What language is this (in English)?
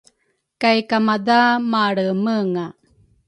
Rukai